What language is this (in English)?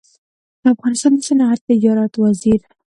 Pashto